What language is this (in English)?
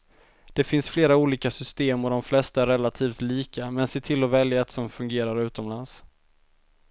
Swedish